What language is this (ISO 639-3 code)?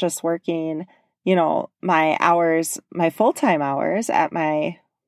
eng